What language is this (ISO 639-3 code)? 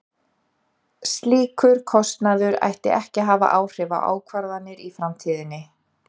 isl